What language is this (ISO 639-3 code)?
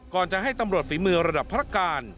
tha